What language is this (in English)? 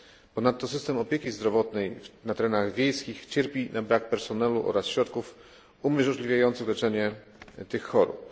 Polish